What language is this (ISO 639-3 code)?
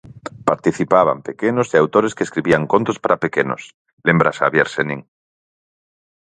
glg